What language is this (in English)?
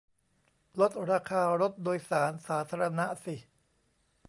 Thai